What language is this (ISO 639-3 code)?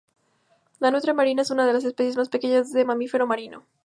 spa